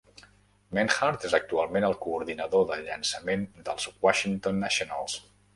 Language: Catalan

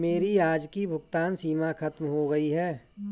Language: Hindi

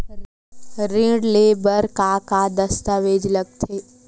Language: Chhattisgarhi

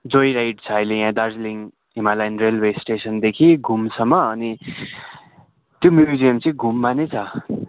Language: Nepali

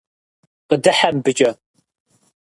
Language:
Kabardian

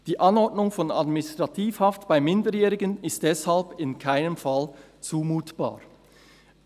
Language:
Swiss German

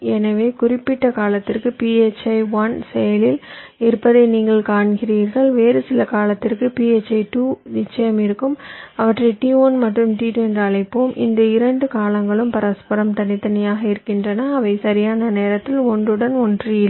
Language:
Tamil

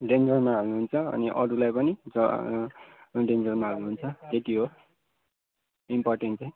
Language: Nepali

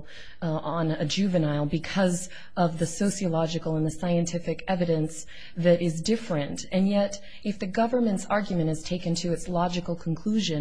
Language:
English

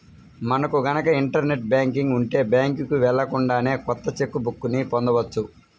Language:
Telugu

